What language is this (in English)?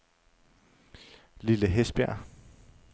Danish